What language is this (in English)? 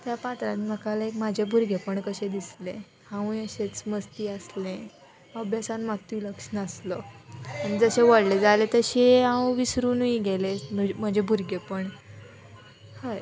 Konkani